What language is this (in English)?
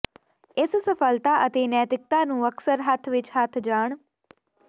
Punjabi